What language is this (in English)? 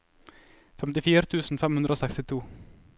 Norwegian